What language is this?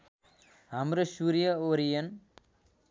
Nepali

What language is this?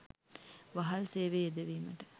Sinhala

